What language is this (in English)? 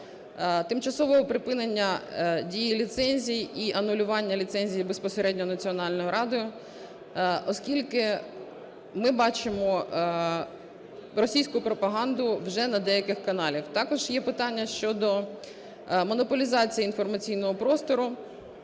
Ukrainian